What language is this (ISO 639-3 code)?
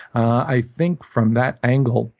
eng